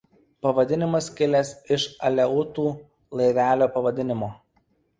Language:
Lithuanian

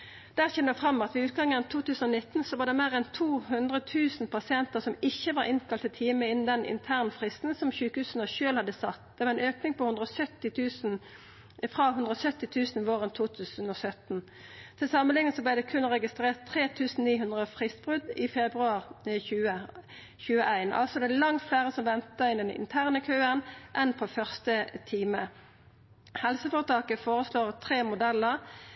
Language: Norwegian Nynorsk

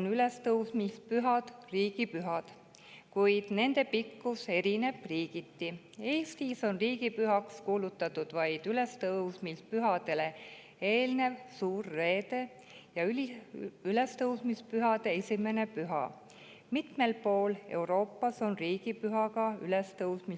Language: Estonian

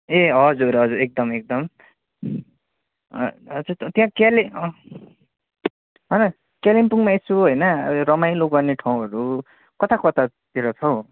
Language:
Nepali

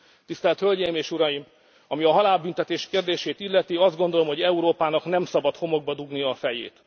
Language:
Hungarian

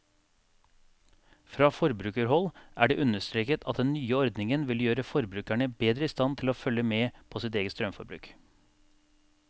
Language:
Norwegian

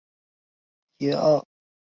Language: Chinese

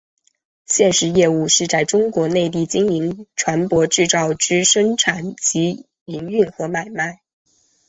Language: Chinese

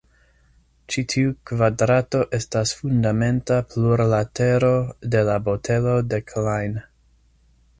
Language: Esperanto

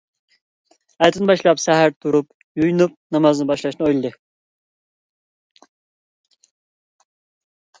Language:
Uyghur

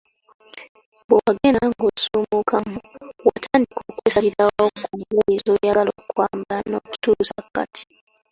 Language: Ganda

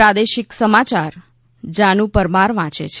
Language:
Gujarati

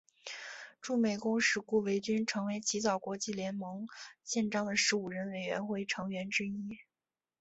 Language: Chinese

